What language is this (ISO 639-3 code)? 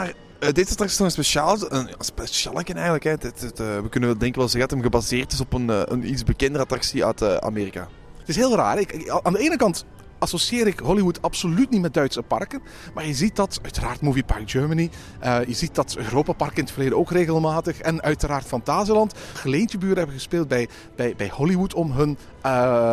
nld